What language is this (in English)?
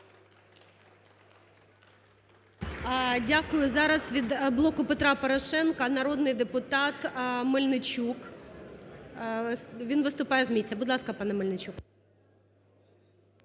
Ukrainian